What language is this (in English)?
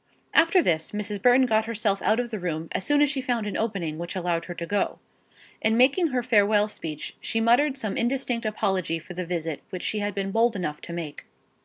English